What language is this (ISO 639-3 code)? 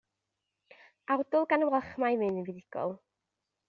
cym